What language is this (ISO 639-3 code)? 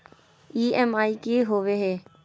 mag